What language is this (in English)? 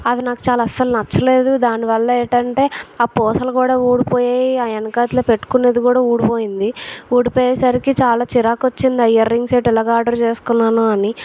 Telugu